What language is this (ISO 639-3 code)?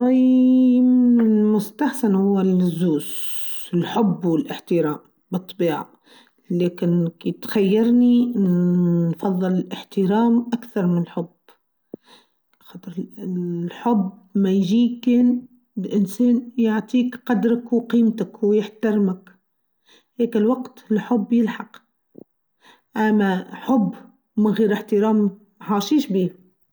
aeb